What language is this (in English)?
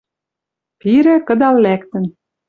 Western Mari